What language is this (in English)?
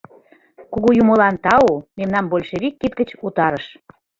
Mari